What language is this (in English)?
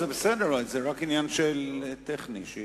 Hebrew